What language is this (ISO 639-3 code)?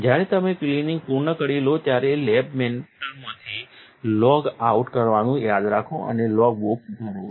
guj